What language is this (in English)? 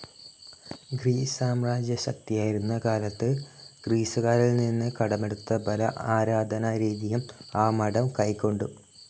Malayalam